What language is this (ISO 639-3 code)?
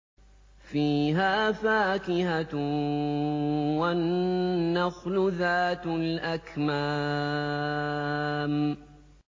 ara